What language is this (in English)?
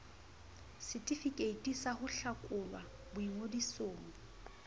Southern Sotho